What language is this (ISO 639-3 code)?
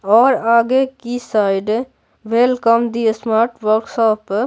hin